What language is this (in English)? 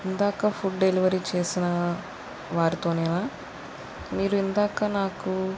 Telugu